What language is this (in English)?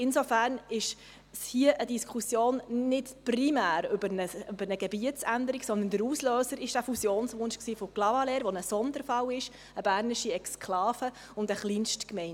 Swiss German